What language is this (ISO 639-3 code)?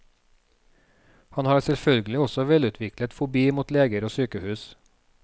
nor